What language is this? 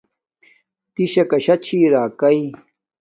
Domaaki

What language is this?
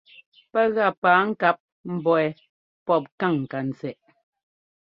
Ngomba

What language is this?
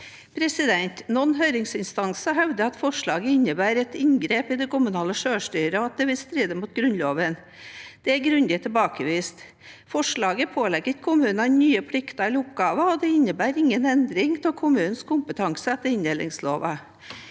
Norwegian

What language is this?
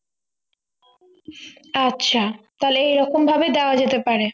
Bangla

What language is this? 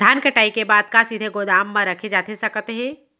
Chhattisgarhi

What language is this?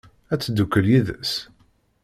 Kabyle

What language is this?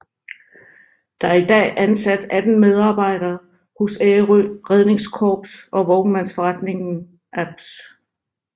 Danish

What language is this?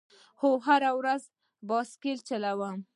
Pashto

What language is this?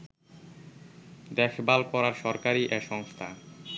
Bangla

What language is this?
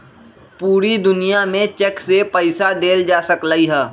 Magahi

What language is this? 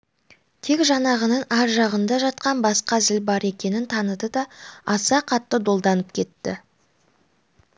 Kazakh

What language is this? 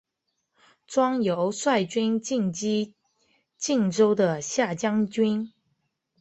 Chinese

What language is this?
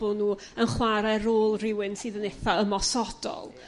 Welsh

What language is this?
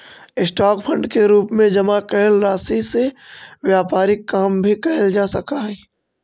Magahi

